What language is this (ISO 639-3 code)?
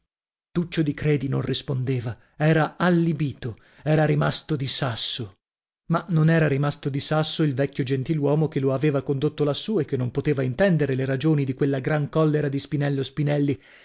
ita